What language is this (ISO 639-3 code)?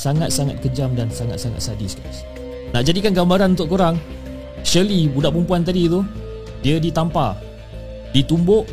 msa